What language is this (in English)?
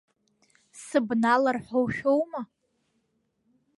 Abkhazian